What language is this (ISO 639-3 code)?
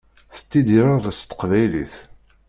kab